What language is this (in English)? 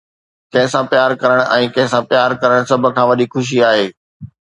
Sindhi